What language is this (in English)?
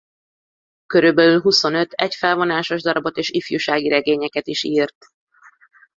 Hungarian